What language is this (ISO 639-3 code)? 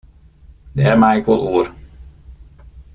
fry